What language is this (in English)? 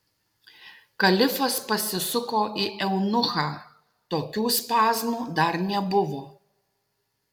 Lithuanian